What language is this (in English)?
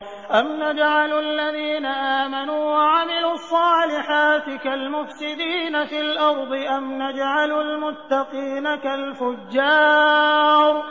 Arabic